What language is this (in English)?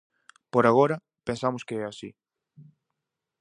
Galician